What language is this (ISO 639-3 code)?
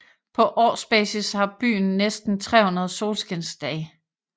dan